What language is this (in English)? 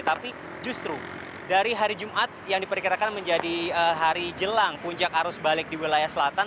Indonesian